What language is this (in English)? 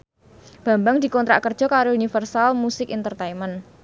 Javanese